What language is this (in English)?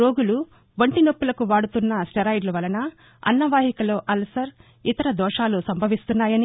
Telugu